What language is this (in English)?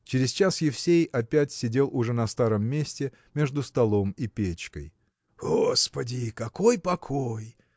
Russian